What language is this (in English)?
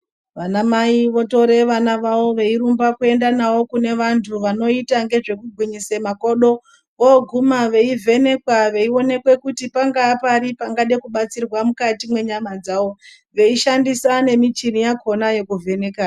Ndau